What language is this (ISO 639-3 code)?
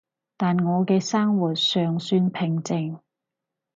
yue